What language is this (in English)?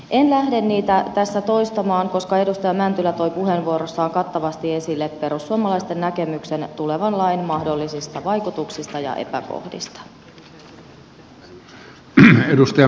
Finnish